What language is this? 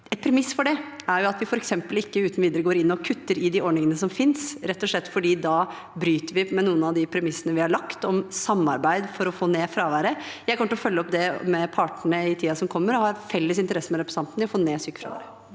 Norwegian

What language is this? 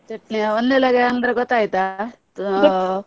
Kannada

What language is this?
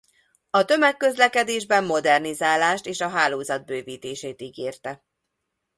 Hungarian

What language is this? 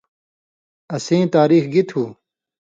Indus Kohistani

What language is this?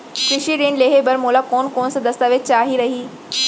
Chhattisgarhi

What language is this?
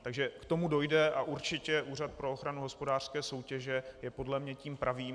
Czech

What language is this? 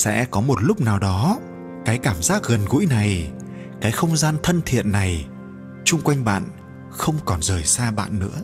Vietnamese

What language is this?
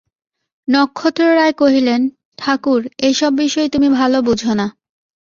Bangla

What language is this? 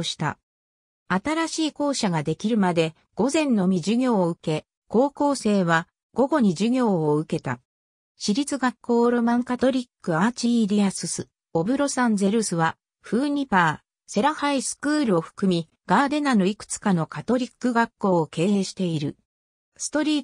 Japanese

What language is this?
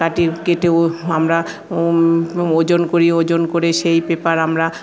Bangla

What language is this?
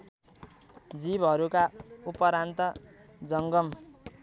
Nepali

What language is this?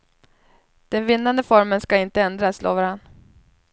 Swedish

